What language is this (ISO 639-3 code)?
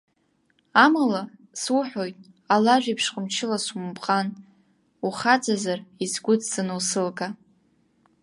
abk